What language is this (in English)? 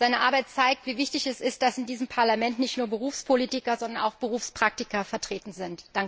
German